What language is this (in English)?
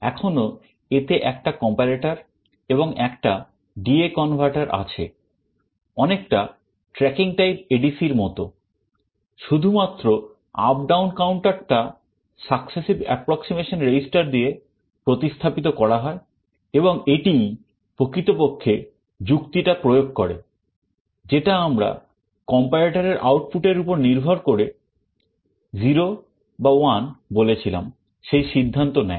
Bangla